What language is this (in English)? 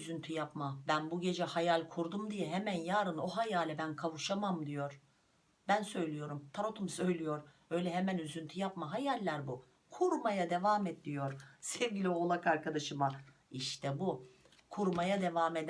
Turkish